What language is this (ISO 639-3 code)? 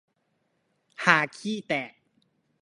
tha